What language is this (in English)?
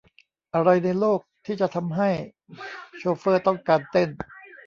Thai